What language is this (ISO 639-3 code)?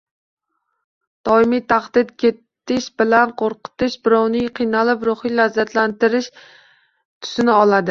uzb